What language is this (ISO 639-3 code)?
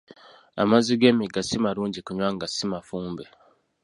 lug